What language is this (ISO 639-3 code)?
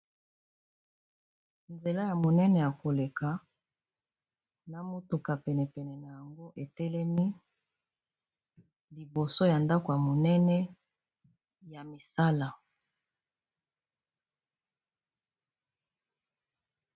lin